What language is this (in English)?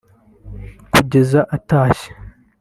Kinyarwanda